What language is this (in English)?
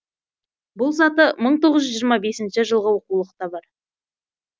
Kazakh